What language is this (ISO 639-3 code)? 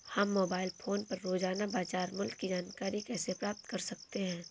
hin